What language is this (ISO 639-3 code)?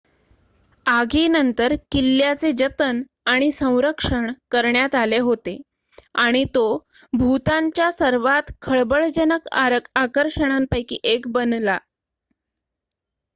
mar